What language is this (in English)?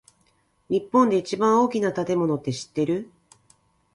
Japanese